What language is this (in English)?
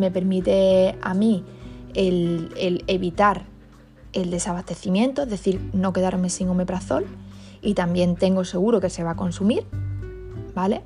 Spanish